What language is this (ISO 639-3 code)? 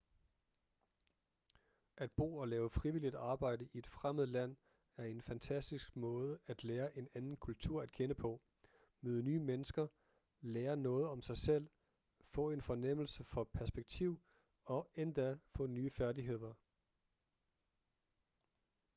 dan